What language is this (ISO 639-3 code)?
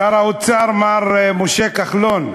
heb